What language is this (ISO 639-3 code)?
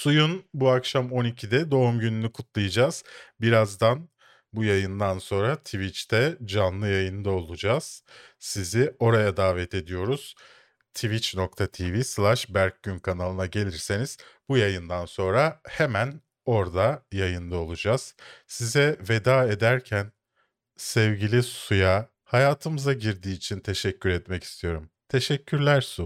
tur